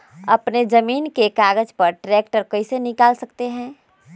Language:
Magahi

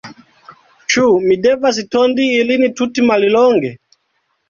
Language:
Esperanto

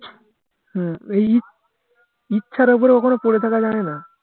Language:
Bangla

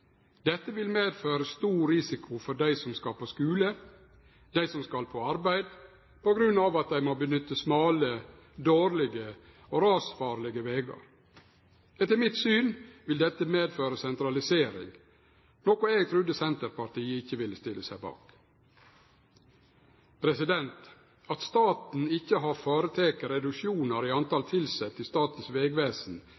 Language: Norwegian Nynorsk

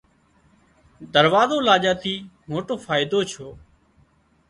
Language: Wadiyara Koli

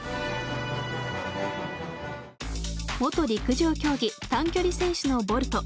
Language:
Japanese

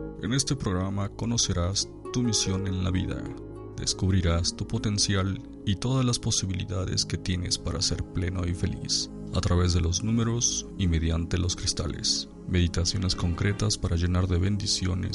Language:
Spanish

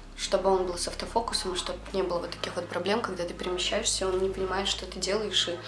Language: Russian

